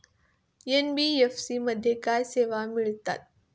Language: Marathi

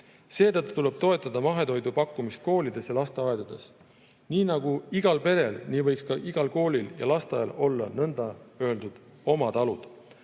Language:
Estonian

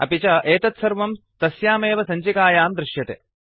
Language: Sanskrit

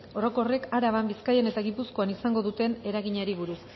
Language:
Basque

